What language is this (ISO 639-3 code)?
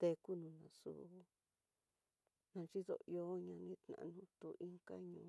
mtx